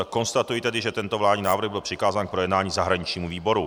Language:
Czech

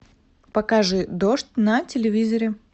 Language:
Russian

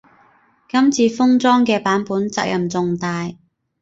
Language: Cantonese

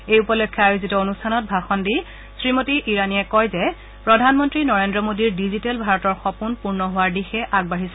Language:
Assamese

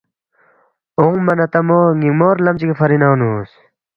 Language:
Balti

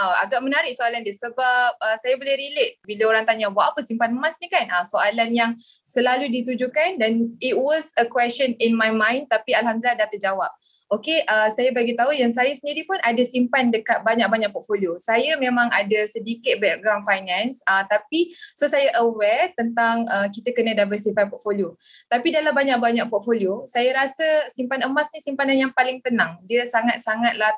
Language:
Malay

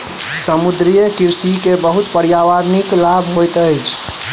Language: Maithili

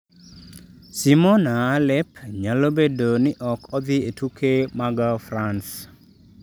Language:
Luo (Kenya and Tanzania)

